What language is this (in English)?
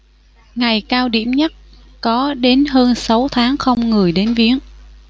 Vietnamese